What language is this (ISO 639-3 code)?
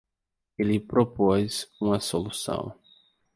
por